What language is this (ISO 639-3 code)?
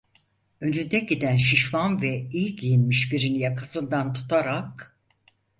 tur